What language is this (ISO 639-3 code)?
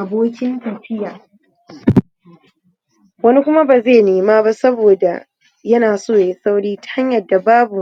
hau